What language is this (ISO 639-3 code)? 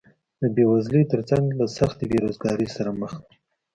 pus